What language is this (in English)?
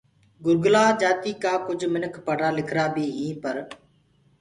Gurgula